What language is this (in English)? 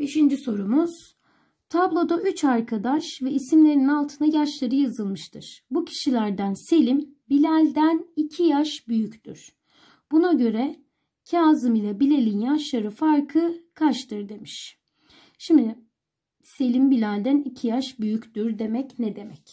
Turkish